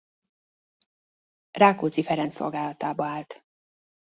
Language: Hungarian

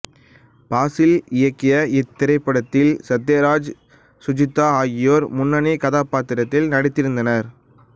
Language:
Tamil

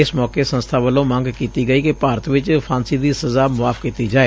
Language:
Punjabi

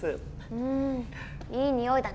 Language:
Japanese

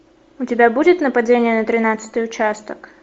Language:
Russian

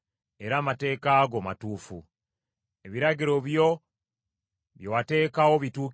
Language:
Ganda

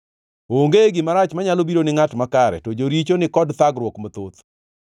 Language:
Luo (Kenya and Tanzania)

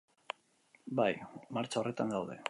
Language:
Basque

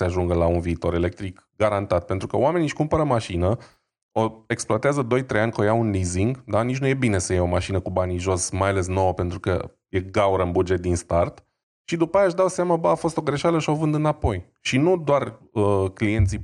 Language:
Romanian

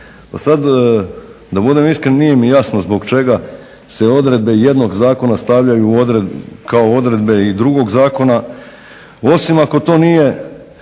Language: Croatian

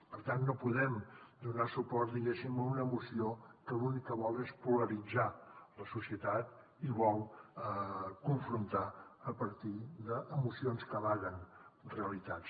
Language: Catalan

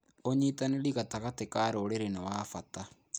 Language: Kikuyu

